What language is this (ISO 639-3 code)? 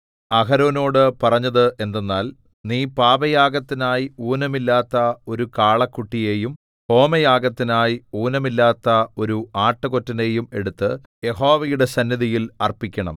mal